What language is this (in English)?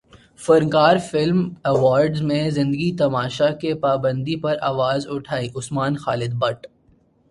Urdu